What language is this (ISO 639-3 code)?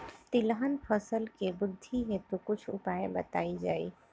bho